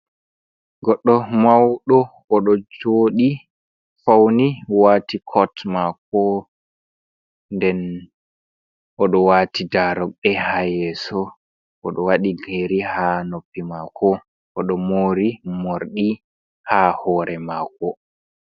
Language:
Fula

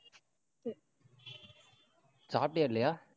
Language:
Tamil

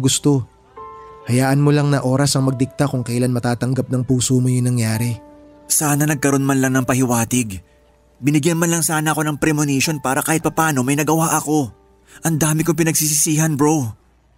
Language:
Filipino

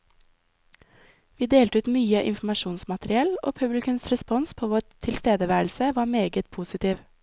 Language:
Norwegian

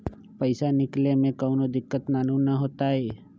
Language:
Magahi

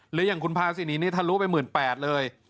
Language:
Thai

